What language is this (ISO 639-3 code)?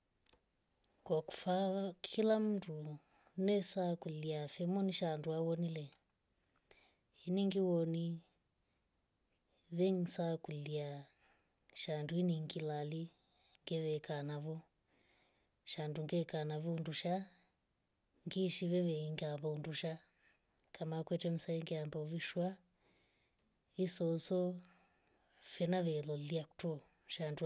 rof